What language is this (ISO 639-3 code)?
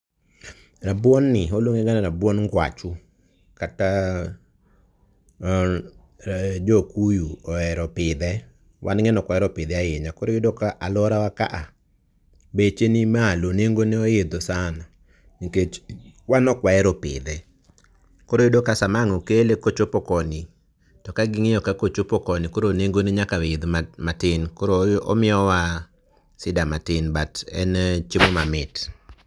luo